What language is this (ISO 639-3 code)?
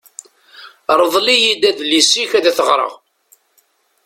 kab